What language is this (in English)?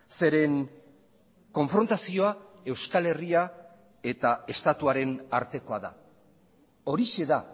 Basque